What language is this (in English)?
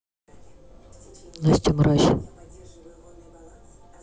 Russian